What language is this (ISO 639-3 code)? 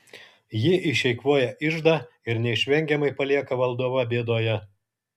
lit